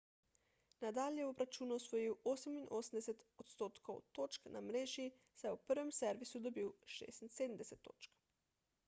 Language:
Slovenian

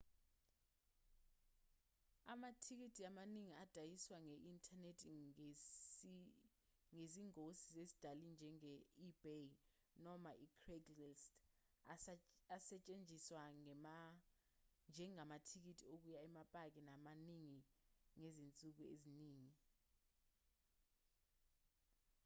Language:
Zulu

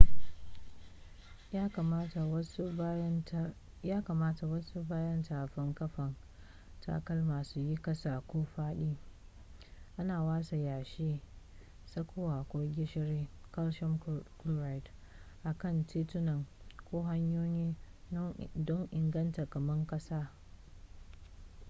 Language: Hausa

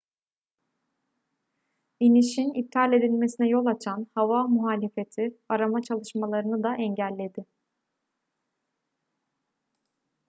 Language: Turkish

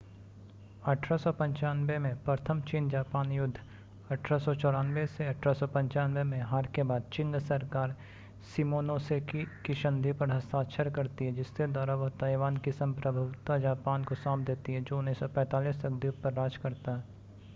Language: Hindi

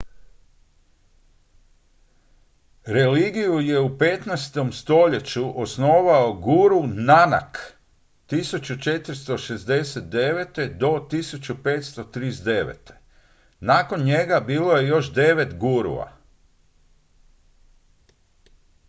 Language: Croatian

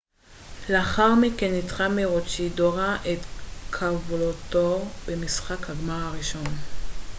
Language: Hebrew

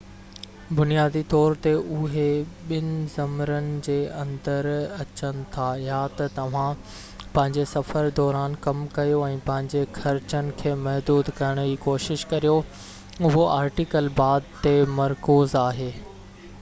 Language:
Sindhi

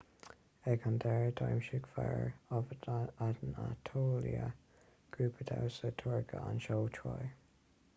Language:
Irish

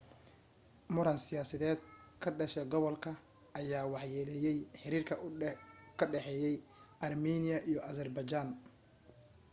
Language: Somali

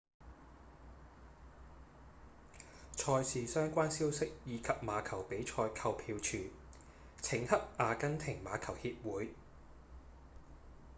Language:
Cantonese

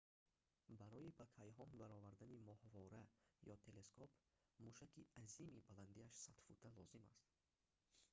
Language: Tajik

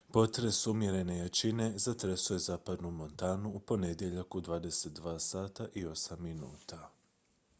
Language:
Croatian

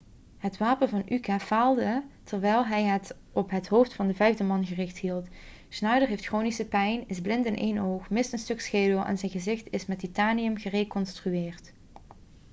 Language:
Dutch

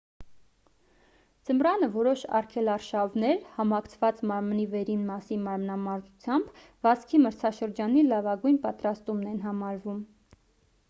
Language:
Armenian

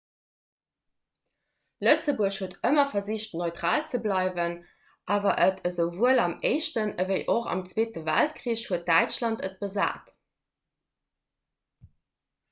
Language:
Luxembourgish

